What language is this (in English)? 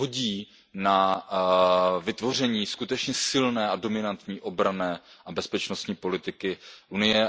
Czech